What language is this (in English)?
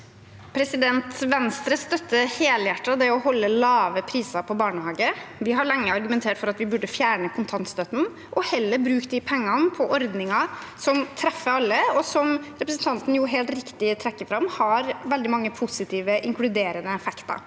Norwegian